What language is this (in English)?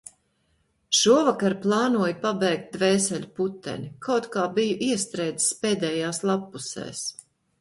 Latvian